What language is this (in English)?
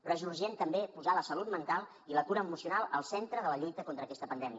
Catalan